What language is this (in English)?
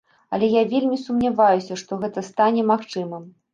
Belarusian